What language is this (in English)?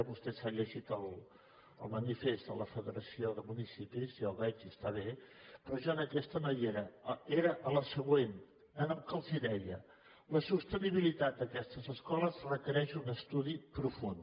Catalan